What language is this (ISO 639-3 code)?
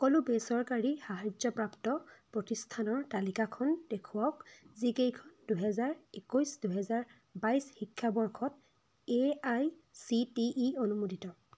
asm